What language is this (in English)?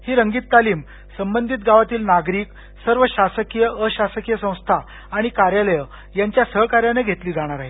Marathi